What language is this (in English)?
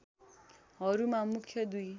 Nepali